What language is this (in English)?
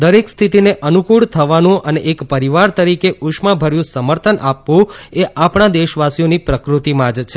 Gujarati